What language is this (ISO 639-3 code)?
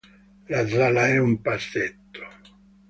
ita